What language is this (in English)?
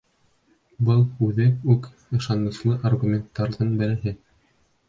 Bashkir